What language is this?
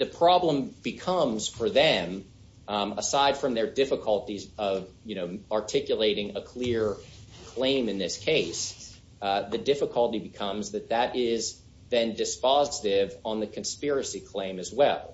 English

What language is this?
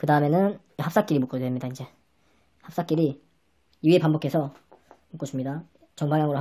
Korean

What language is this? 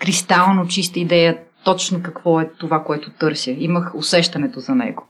Bulgarian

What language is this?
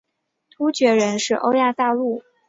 Chinese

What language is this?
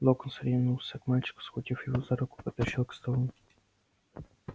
Russian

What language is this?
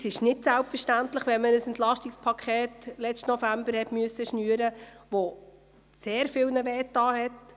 Swiss German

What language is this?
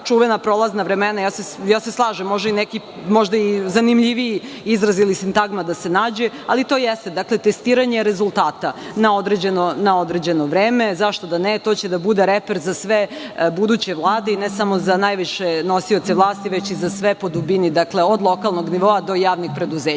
Serbian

